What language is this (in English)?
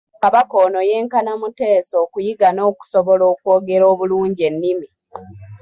Ganda